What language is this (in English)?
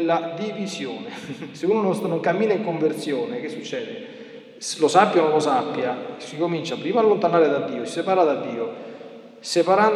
Italian